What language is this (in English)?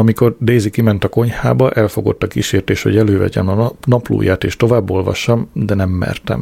Hungarian